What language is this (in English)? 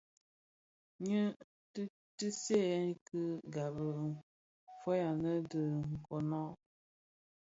Bafia